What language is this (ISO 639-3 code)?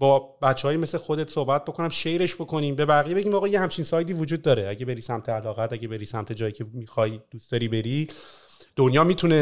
fas